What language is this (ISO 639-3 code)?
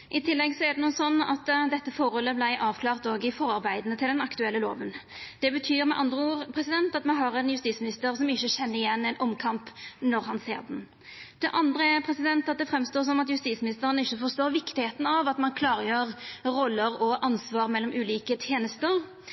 nno